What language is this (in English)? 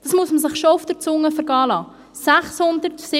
Swiss German